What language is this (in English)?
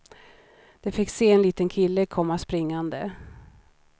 Swedish